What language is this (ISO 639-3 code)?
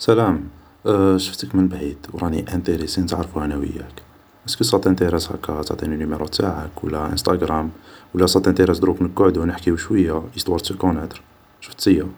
arq